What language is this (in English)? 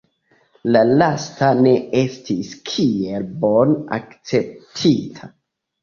Esperanto